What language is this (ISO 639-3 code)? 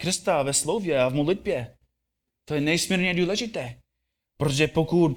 ces